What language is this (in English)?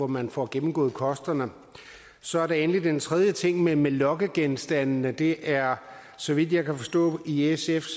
Danish